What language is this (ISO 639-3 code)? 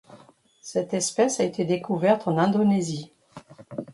fra